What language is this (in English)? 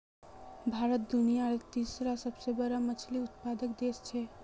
Magahi